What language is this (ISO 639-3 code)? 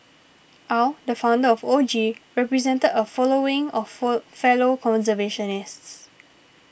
eng